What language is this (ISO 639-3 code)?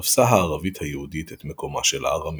heb